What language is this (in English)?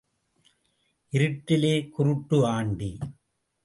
Tamil